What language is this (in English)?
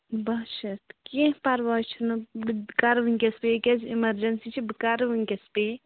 Kashmiri